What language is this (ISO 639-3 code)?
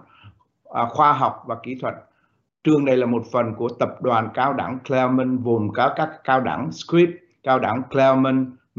vie